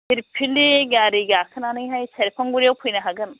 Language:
Bodo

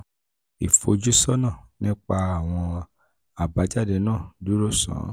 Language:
Yoruba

